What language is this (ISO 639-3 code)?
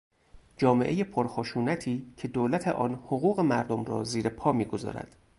fas